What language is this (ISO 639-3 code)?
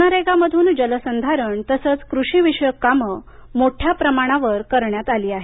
mar